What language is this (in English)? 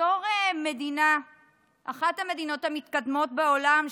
Hebrew